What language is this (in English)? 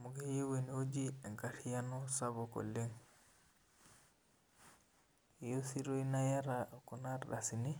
Masai